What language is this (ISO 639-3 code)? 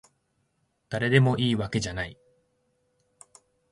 jpn